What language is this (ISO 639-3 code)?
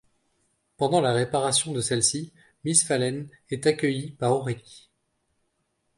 fra